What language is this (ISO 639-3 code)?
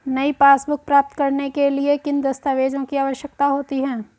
hin